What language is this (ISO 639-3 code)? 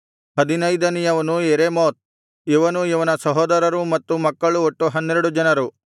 kan